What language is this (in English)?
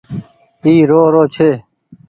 Goaria